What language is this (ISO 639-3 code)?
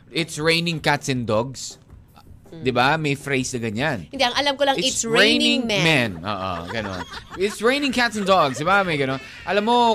fil